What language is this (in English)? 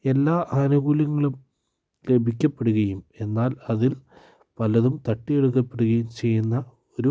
Malayalam